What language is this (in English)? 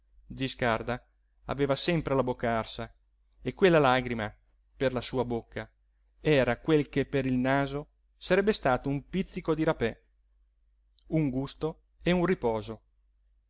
Italian